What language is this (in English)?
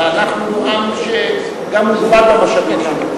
Hebrew